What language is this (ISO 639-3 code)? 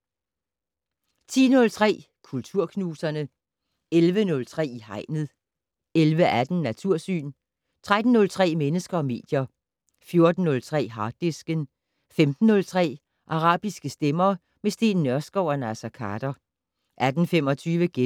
dan